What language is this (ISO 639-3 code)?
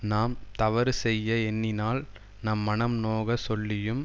tam